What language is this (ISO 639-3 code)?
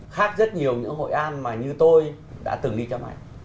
vie